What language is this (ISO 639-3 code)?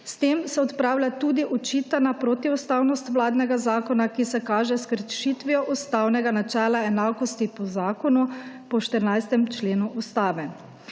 slv